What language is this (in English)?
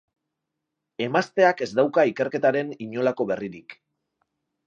Basque